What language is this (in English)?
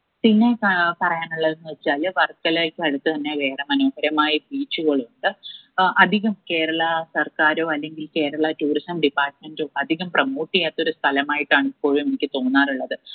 Malayalam